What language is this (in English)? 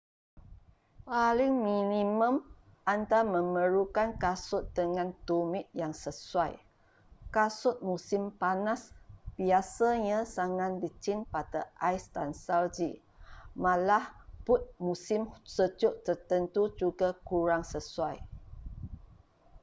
Malay